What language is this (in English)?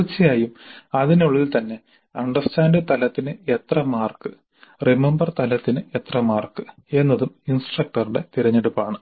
Malayalam